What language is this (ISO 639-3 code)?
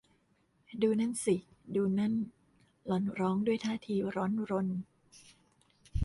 tha